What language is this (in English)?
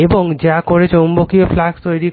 Bangla